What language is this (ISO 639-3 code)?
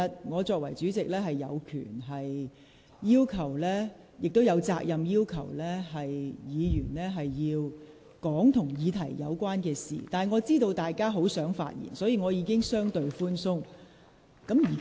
yue